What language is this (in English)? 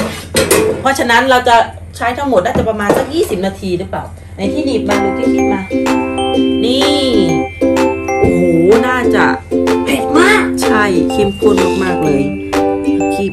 Thai